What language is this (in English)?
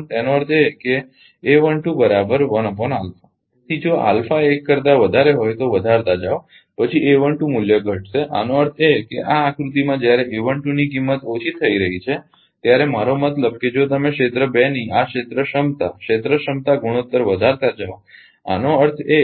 Gujarati